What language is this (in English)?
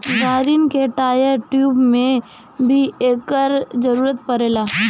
Bhojpuri